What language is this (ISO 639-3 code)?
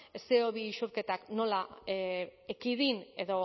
eus